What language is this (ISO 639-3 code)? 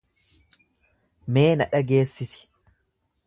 orm